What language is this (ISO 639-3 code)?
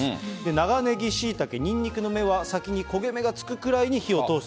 jpn